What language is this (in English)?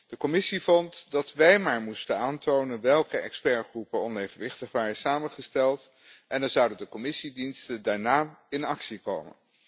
Dutch